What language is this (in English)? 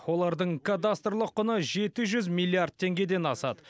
Kazakh